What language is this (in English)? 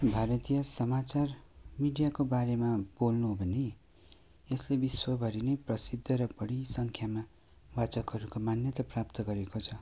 Nepali